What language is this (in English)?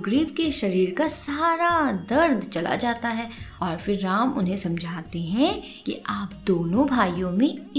Hindi